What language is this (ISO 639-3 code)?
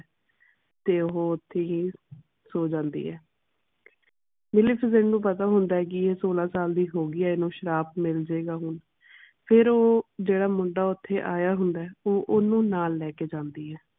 pan